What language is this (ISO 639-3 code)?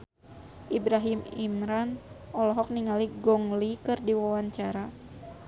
sun